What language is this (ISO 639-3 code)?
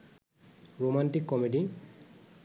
ben